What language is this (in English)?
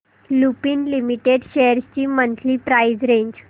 Marathi